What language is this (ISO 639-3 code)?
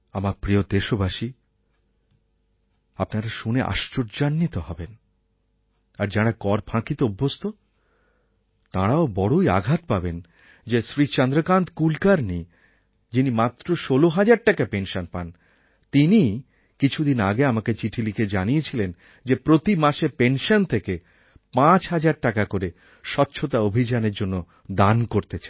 ben